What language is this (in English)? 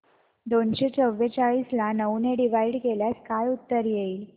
Marathi